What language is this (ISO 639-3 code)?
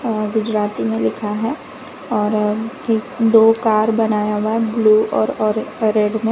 hin